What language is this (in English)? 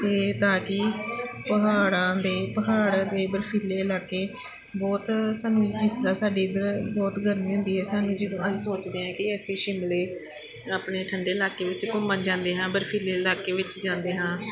Punjabi